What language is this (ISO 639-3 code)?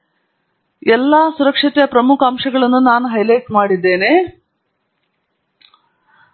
kan